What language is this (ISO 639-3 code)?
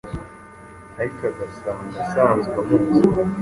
kin